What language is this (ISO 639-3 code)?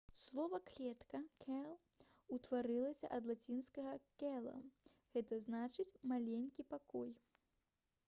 bel